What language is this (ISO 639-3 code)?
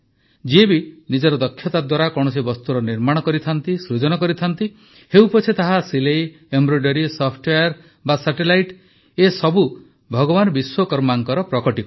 ori